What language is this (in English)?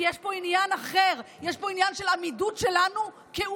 Hebrew